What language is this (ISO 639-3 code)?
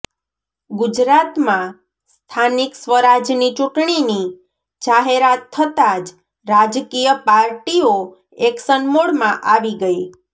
guj